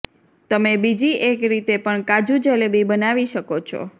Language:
Gujarati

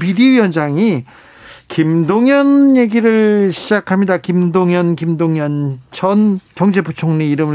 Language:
Korean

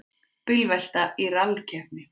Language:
Icelandic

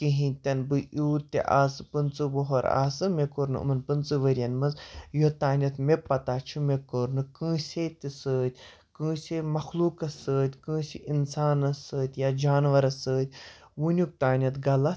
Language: Kashmiri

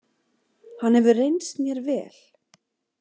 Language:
Icelandic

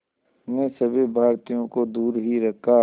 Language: Hindi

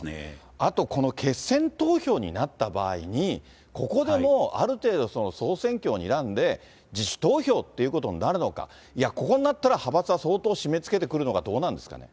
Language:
Japanese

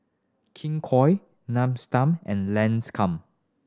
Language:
English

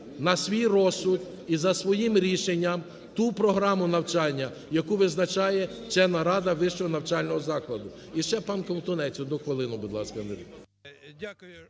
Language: Ukrainian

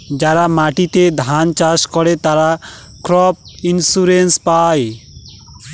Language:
Bangla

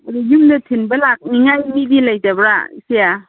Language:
Manipuri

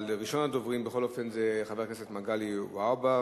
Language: Hebrew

